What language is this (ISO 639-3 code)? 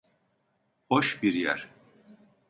tur